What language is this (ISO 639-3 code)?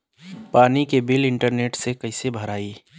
bho